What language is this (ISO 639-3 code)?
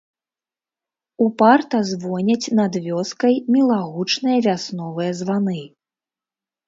bel